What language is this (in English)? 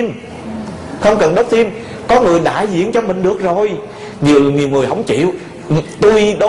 Vietnamese